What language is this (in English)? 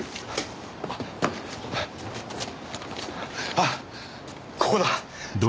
Japanese